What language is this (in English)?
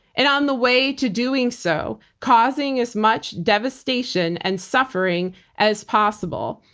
English